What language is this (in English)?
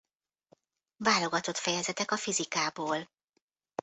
Hungarian